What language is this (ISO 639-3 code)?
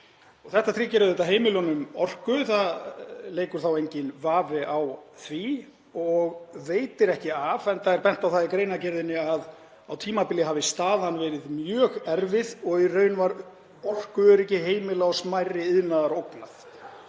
isl